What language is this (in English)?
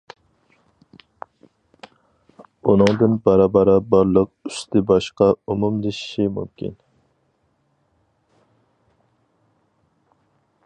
Uyghur